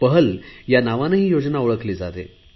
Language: Marathi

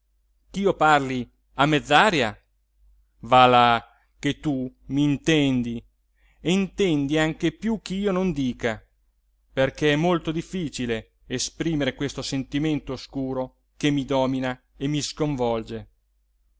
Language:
Italian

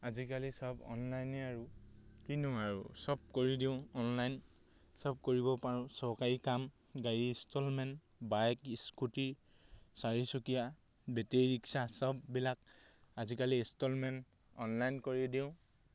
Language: Assamese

